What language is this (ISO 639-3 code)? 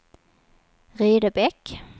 swe